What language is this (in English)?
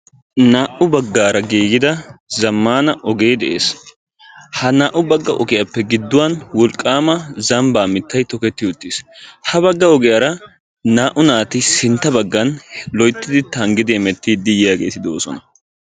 Wolaytta